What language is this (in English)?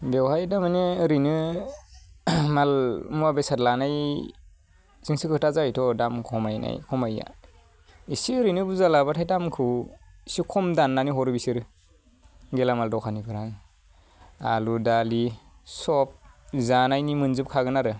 Bodo